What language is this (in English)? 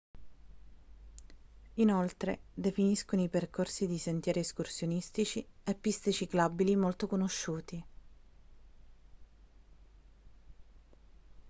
Italian